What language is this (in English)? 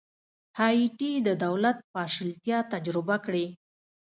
Pashto